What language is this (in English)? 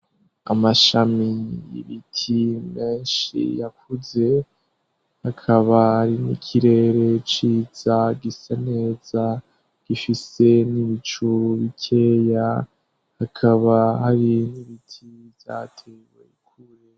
Rundi